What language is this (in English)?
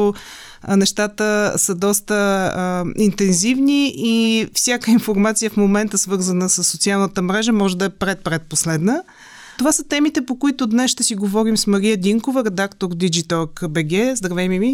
Bulgarian